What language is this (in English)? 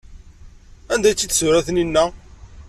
Kabyle